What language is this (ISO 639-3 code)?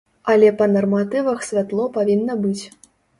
bel